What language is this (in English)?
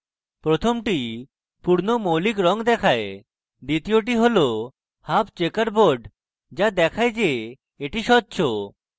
Bangla